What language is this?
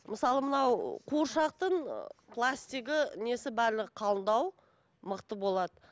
Kazakh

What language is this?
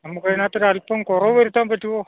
Malayalam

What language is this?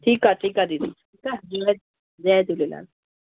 Sindhi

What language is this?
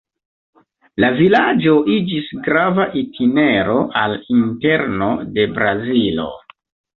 Esperanto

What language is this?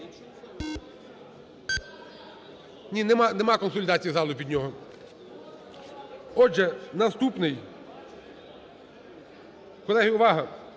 Ukrainian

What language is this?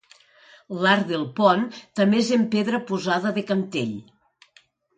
Catalan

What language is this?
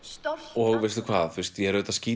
Icelandic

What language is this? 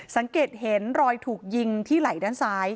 Thai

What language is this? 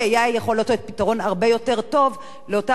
Hebrew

